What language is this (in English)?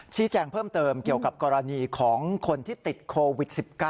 Thai